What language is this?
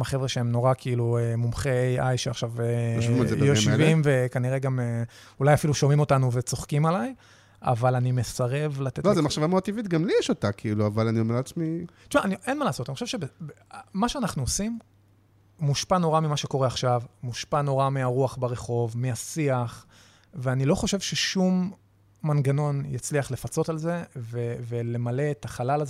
Hebrew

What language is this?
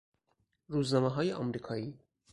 Persian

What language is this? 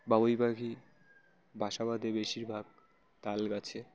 Bangla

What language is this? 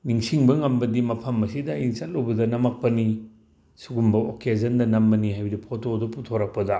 Manipuri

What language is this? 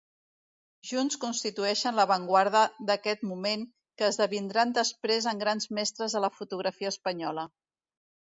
Catalan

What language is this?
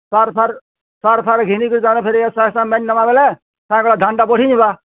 Odia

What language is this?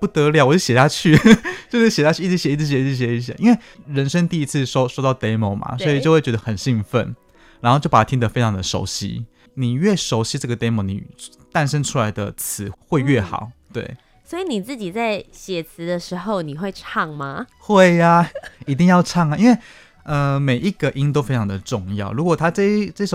Chinese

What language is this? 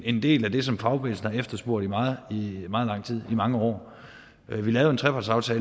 Danish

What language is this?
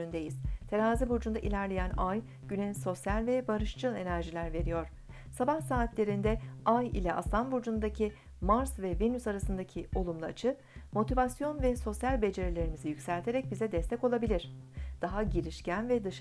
Turkish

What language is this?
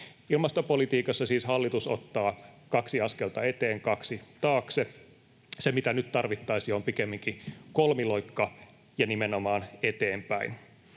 Finnish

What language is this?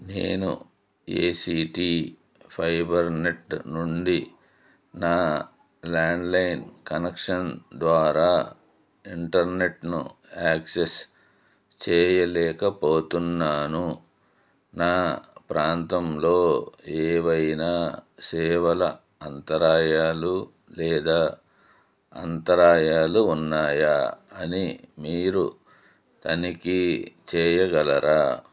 Telugu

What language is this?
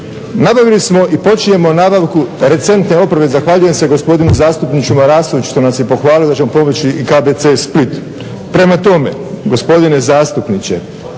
Croatian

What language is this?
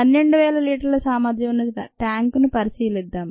Telugu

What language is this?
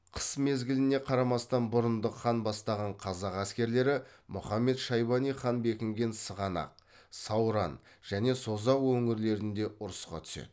Kazakh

